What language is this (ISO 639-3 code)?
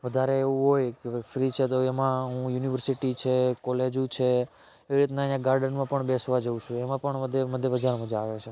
guj